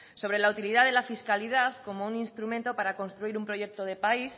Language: Spanish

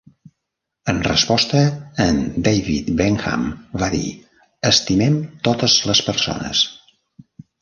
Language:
Catalan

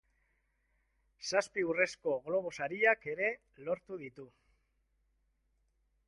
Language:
Basque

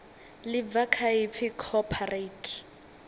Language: Venda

